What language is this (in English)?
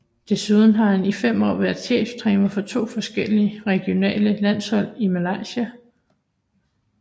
Danish